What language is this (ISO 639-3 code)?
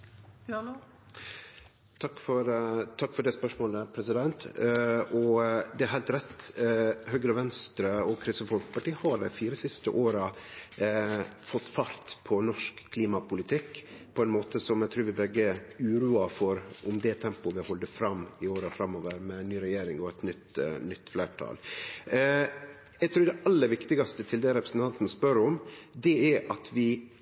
nor